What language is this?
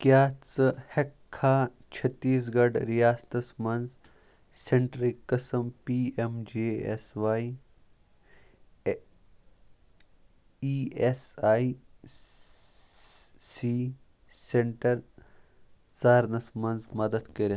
Kashmiri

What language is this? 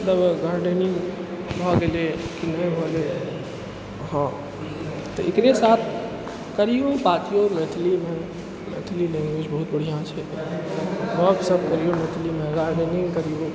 Maithili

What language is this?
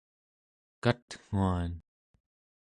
Central Yupik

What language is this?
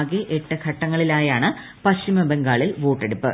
Malayalam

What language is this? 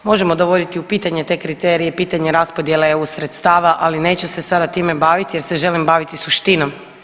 Croatian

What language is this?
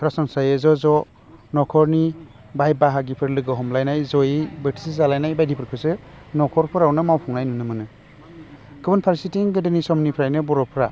Bodo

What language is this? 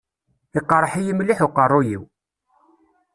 Kabyle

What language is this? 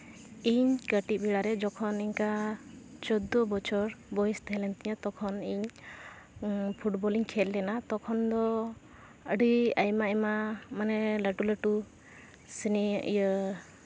Santali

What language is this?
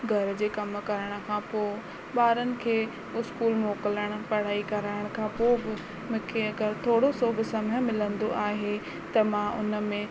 Sindhi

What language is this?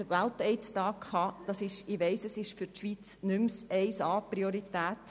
Swiss German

